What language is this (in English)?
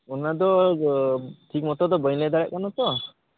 Santali